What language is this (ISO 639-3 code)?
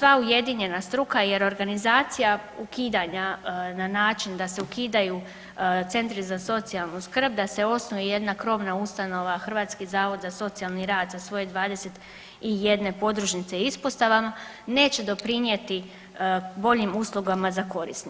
hrv